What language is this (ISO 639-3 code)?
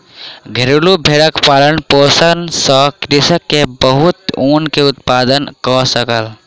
mai